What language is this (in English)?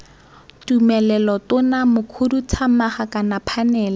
Tswana